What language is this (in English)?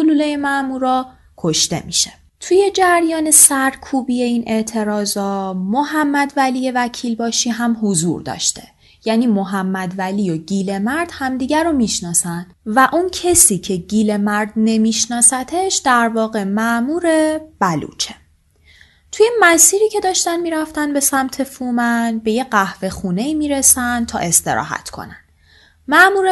Persian